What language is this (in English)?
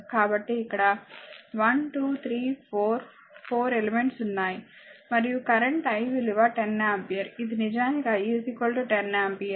Telugu